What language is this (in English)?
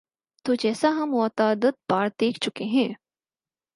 Urdu